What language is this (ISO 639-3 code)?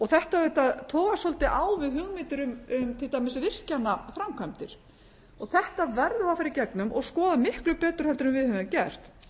isl